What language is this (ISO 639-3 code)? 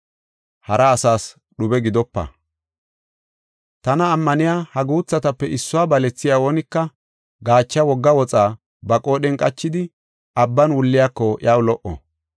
gof